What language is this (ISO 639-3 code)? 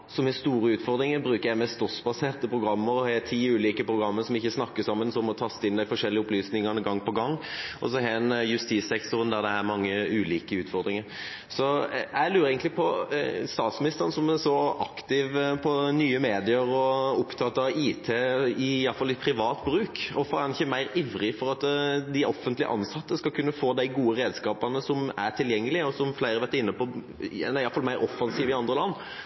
nob